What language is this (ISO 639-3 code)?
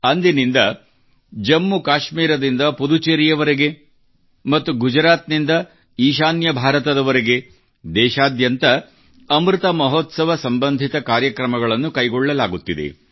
kan